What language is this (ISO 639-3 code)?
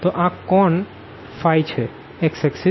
guj